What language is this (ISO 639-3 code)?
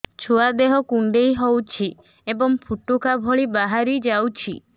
ori